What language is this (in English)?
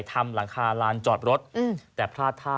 Thai